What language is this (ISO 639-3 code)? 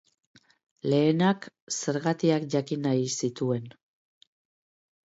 eus